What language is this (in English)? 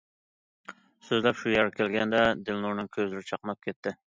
Uyghur